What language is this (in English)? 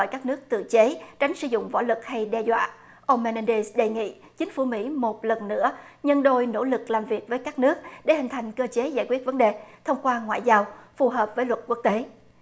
Vietnamese